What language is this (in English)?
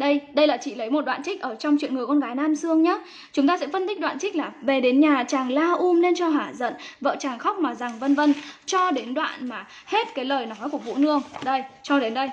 Vietnamese